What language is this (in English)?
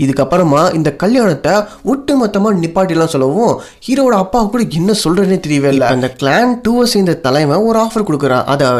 Tamil